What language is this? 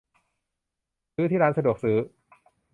Thai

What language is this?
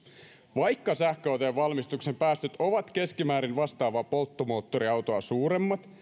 Finnish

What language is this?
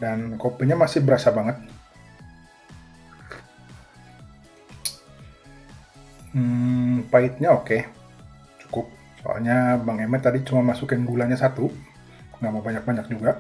Indonesian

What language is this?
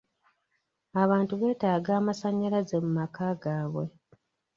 Ganda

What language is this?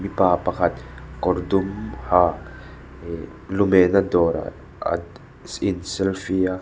Mizo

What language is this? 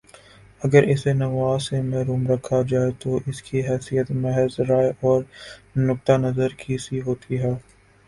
Urdu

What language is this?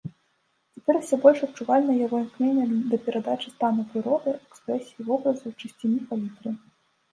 Belarusian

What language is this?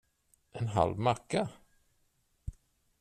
Swedish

